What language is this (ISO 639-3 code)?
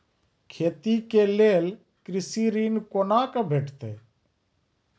mai